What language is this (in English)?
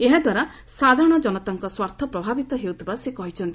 Odia